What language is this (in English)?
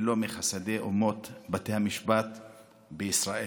Hebrew